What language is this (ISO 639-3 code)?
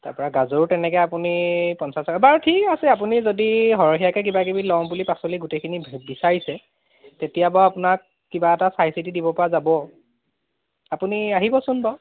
asm